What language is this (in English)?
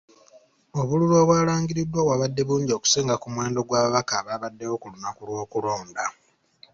Ganda